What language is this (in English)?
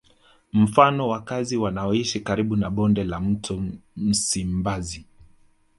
Swahili